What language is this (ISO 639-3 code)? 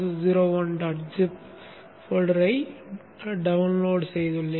tam